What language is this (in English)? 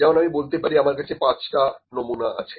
Bangla